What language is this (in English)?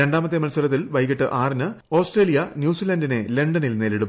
Malayalam